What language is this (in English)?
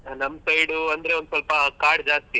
Kannada